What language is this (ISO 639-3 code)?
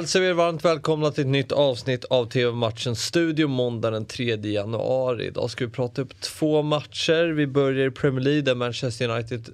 swe